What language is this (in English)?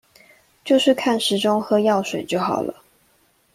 Chinese